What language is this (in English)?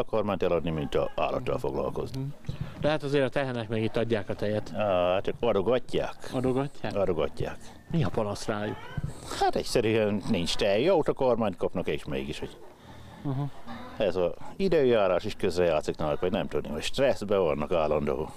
Hungarian